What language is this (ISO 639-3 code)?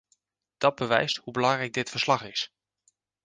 nld